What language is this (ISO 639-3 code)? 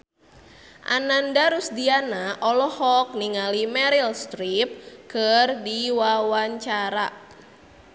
sun